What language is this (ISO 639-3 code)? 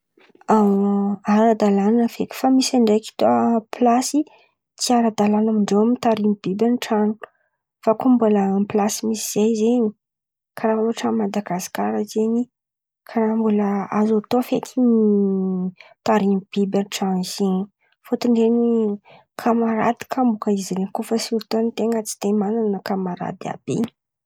xmv